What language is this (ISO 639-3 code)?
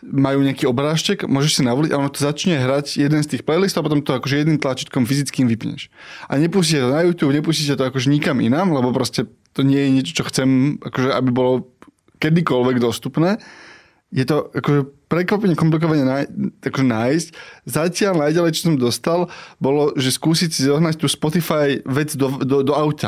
slk